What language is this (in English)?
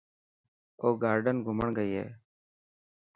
Dhatki